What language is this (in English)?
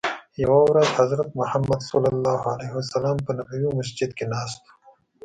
Pashto